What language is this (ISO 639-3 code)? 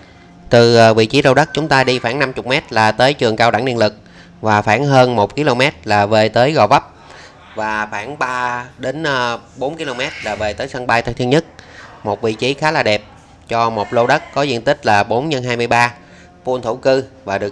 vie